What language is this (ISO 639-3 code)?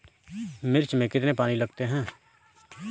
hin